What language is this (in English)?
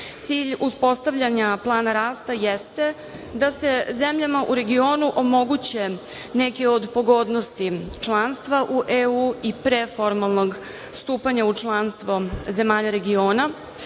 Serbian